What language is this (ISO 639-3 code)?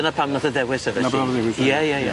cym